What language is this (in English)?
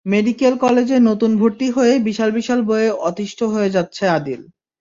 Bangla